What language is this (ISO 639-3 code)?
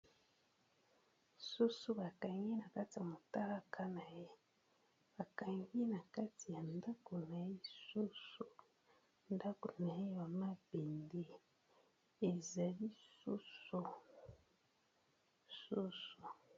lin